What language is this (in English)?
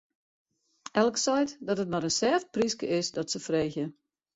Western Frisian